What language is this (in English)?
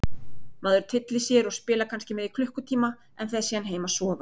Icelandic